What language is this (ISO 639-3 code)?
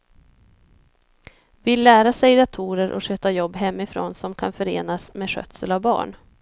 swe